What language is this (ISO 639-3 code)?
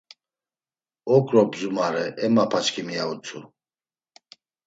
lzz